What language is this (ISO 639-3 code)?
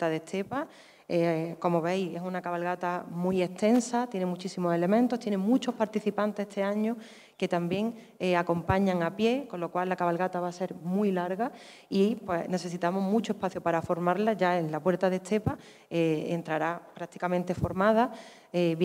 spa